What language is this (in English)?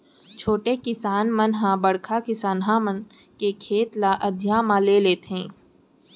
Chhattisgarhi